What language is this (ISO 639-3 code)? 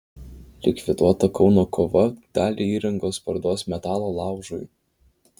lit